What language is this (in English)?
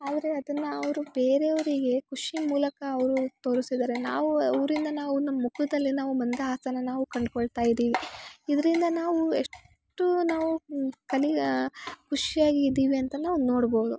Kannada